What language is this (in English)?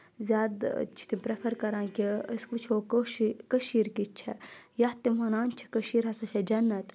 Kashmiri